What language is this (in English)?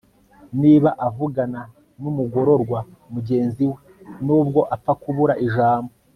Kinyarwanda